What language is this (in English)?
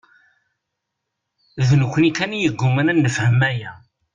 Kabyle